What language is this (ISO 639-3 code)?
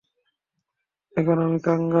ben